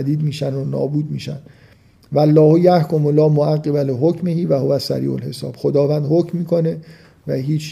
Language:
Persian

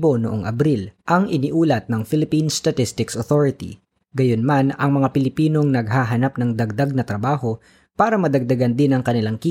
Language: Filipino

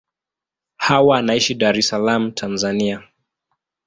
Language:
Swahili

